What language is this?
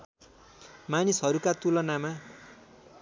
Nepali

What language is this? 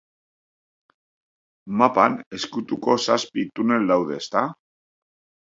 Basque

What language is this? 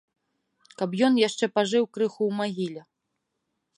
Belarusian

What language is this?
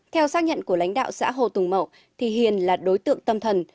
Vietnamese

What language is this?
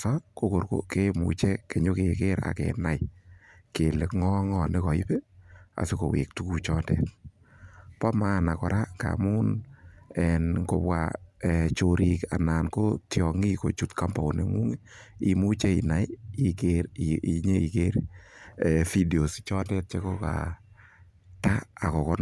Kalenjin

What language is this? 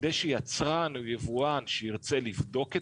Hebrew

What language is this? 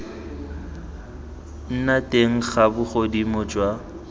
Tswana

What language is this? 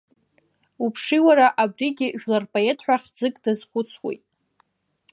Abkhazian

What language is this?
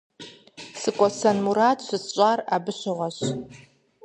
Kabardian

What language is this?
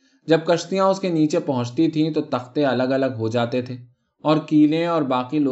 Urdu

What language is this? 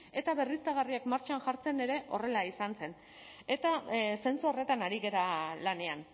Basque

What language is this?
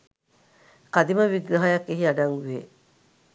Sinhala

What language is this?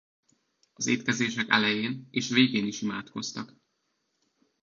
Hungarian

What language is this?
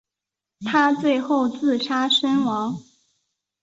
Chinese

